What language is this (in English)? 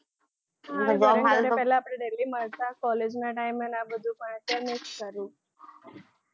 Gujarati